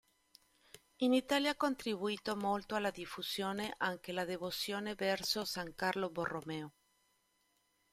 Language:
Italian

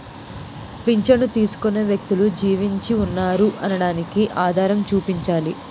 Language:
Telugu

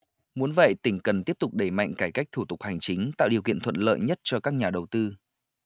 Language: Vietnamese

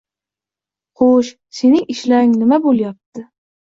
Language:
Uzbek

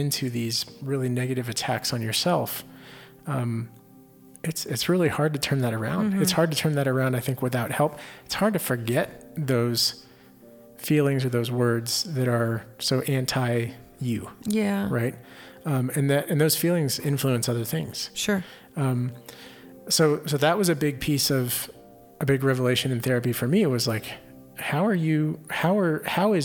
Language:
English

